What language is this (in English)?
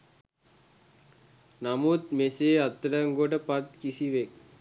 Sinhala